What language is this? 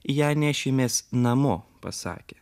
Lithuanian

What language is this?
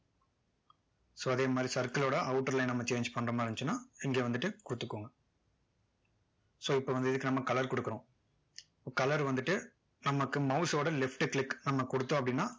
Tamil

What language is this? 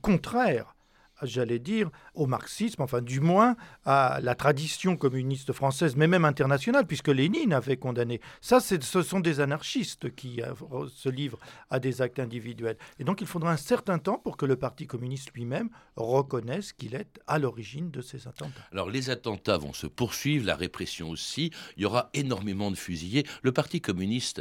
French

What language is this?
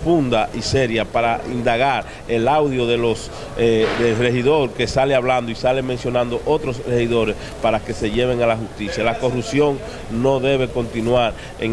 Spanish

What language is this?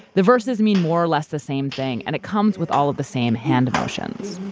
English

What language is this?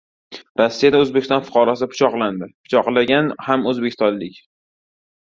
Uzbek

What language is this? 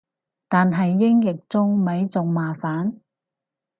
Cantonese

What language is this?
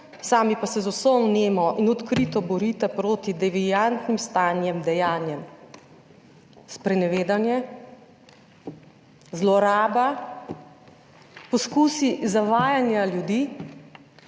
Slovenian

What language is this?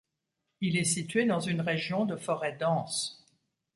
French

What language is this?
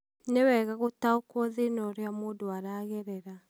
Kikuyu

